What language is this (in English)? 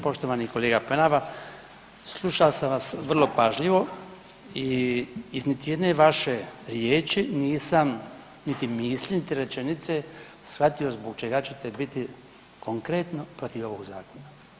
Croatian